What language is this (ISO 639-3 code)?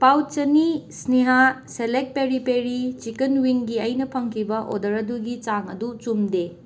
mni